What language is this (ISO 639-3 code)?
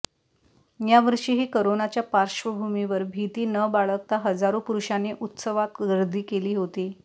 mar